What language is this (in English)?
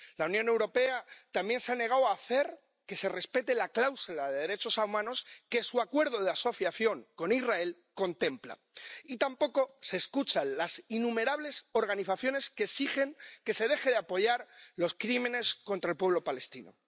Spanish